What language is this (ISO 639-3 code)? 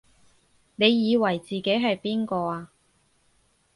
yue